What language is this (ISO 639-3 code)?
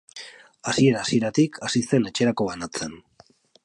eus